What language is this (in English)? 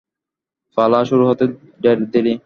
Bangla